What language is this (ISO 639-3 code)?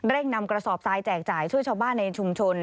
tha